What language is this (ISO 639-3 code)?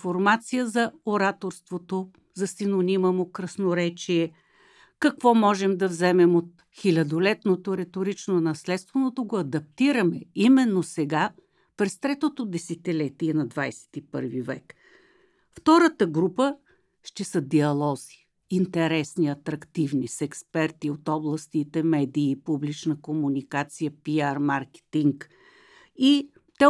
bul